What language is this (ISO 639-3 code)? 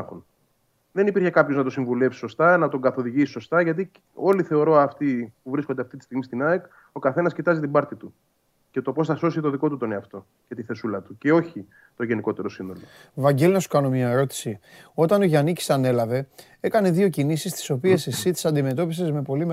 ell